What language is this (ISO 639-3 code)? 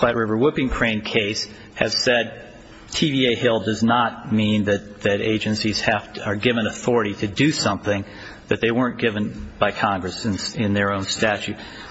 eng